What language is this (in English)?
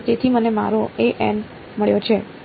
Gujarati